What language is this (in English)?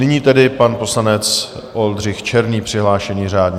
Czech